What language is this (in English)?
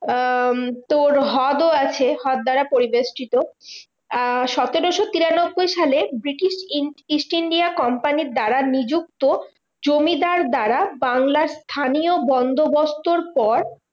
Bangla